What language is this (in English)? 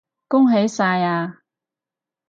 Cantonese